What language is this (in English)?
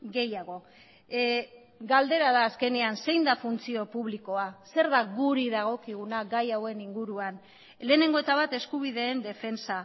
Basque